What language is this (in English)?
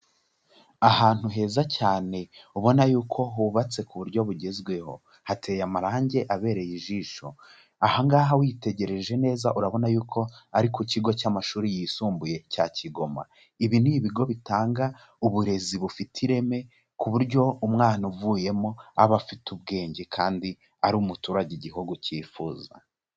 Kinyarwanda